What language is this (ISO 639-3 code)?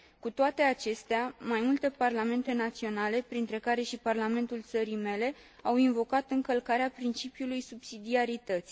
ron